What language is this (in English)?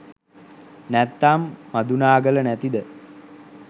Sinhala